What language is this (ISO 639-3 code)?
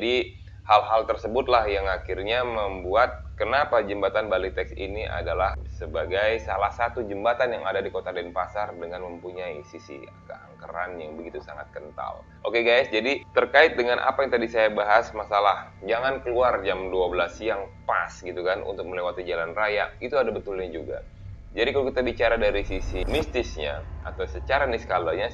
ind